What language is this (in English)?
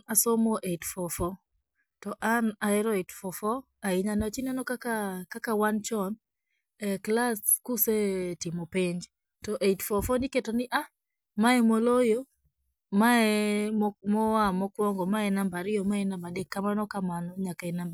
Luo (Kenya and Tanzania)